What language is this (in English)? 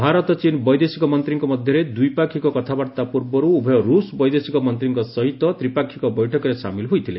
Odia